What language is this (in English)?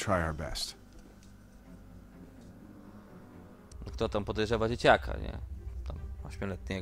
Polish